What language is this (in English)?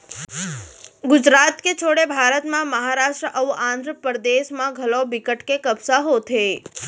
Chhattisgarhi